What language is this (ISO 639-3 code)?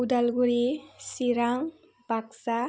brx